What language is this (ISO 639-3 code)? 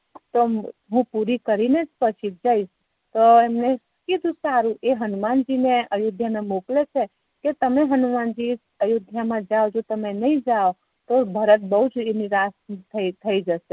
guj